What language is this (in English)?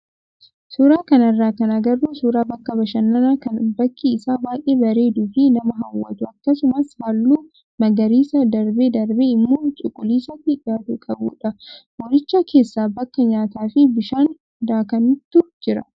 Oromo